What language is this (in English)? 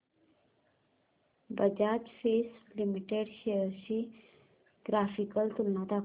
Marathi